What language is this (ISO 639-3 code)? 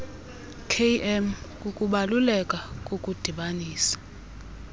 xho